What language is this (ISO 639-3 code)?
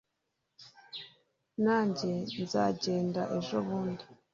kin